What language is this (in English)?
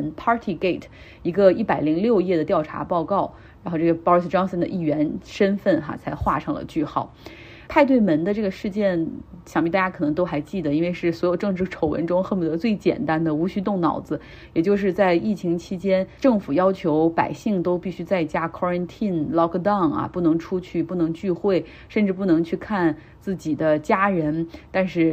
Chinese